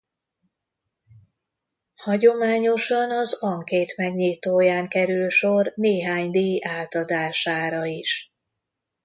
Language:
Hungarian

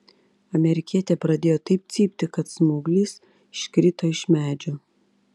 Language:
Lithuanian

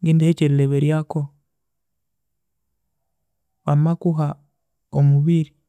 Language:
Konzo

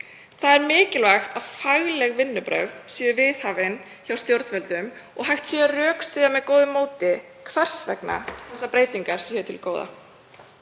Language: Icelandic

